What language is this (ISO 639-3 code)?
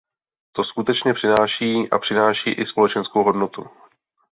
ces